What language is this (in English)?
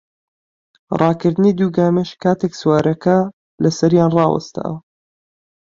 Central Kurdish